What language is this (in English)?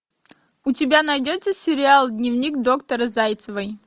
Russian